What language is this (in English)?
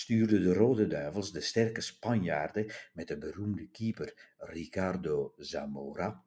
Dutch